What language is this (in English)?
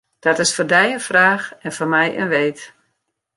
Western Frisian